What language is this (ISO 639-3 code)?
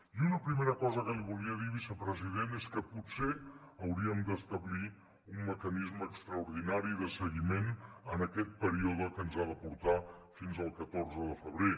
cat